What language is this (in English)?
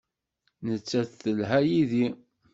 Kabyle